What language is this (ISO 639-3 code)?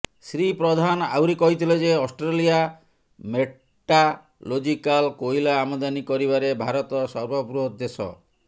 ori